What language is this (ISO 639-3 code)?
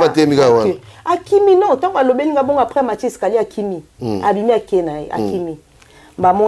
fra